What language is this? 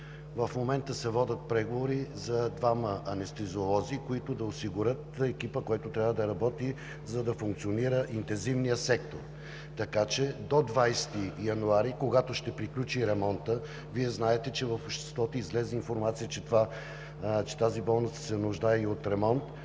Bulgarian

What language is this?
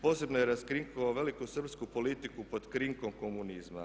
Croatian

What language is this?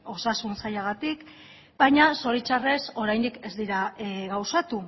Basque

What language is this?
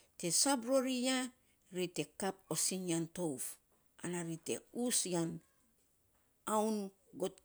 Saposa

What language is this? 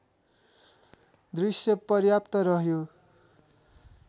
Nepali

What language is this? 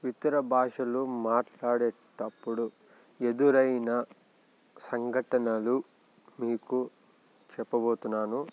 Telugu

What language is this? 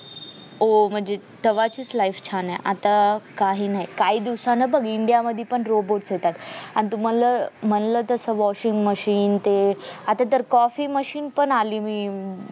Marathi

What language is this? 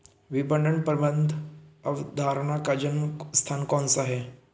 Hindi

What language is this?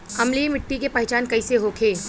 Bhojpuri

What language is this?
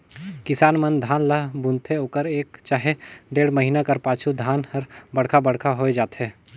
Chhattisgarhi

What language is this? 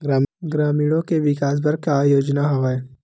Chhattisgarhi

